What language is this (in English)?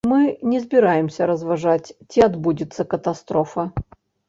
Belarusian